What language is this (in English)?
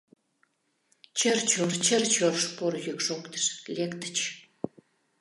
Mari